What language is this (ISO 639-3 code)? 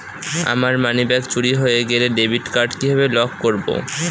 ben